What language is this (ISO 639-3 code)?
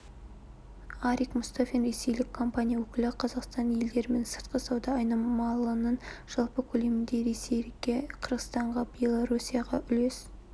kaz